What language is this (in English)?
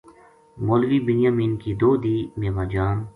Gujari